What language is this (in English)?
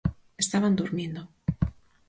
Galician